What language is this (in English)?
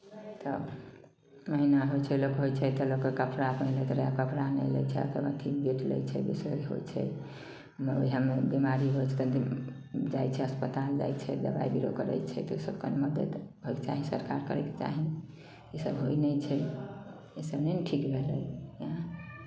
Maithili